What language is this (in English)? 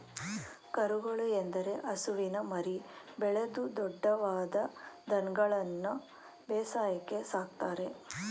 Kannada